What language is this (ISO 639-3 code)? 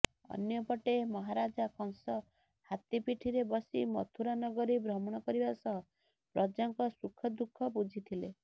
ori